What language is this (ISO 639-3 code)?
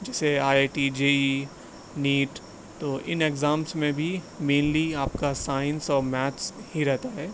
urd